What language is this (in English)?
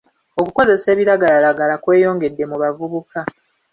Ganda